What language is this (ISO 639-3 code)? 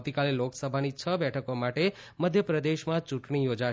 guj